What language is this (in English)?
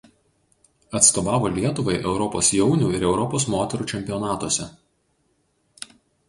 Lithuanian